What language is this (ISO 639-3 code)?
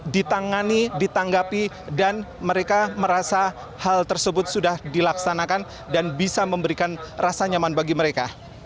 ind